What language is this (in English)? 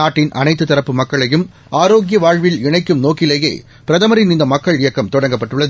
Tamil